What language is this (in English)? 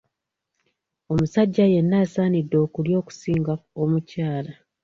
Ganda